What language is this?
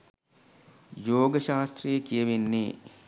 Sinhala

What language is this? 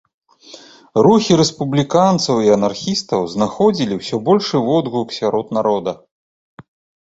Belarusian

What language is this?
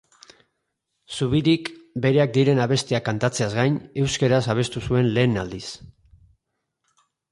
Basque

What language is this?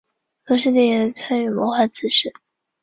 Chinese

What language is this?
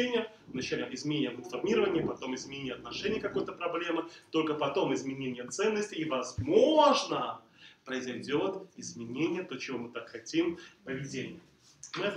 Russian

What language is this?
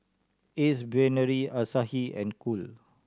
English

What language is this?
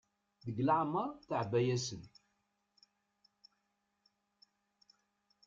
Kabyle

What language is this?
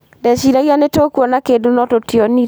Kikuyu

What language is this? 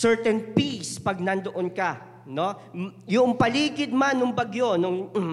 Filipino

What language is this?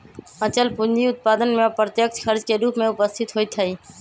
Magahi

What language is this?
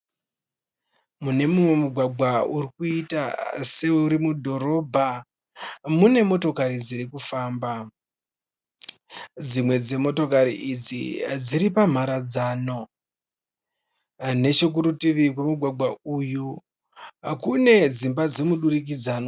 Shona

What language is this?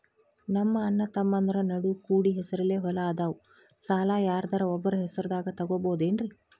Kannada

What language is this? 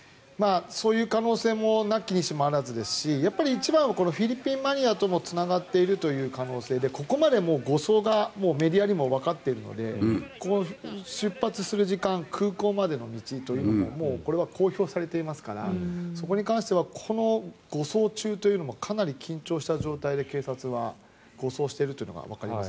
Japanese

